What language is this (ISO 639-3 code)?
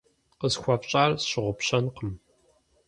kbd